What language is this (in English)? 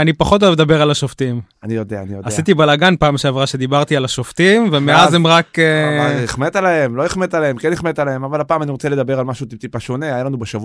Hebrew